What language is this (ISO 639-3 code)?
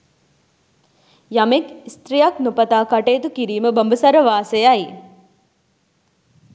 sin